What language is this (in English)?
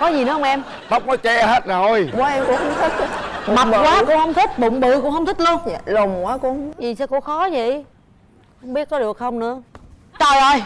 Vietnamese